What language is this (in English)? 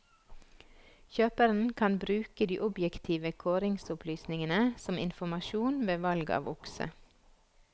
Norwegian